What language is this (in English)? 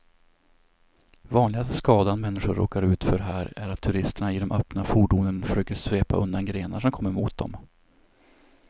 Swedish